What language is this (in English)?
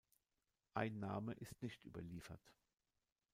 German